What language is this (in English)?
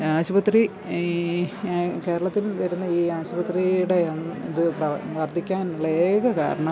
Malayalam